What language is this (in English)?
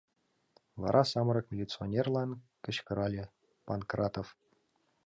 Mari